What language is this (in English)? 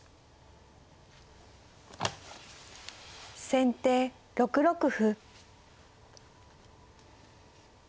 Japanese